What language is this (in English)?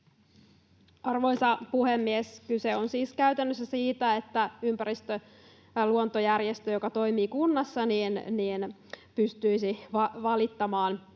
Finnish